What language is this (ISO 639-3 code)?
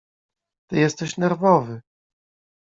pol